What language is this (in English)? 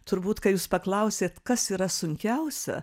Lithuanian